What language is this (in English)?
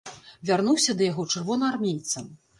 Belarusian